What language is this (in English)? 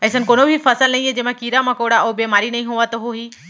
Chhattisgarhi